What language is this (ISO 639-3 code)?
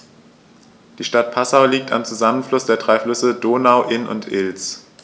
deu